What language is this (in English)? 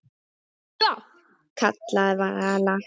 Icelandic